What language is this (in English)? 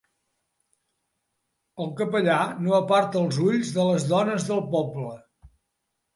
Catalan